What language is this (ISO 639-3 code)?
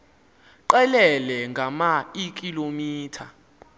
xho